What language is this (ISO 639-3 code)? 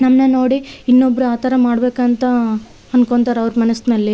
kan